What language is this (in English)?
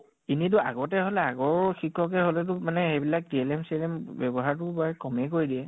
Assamese